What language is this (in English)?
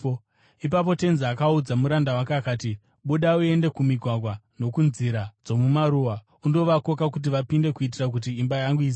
Shona